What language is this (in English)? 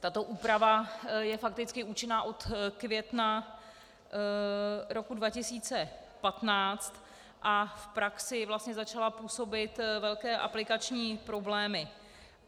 Czech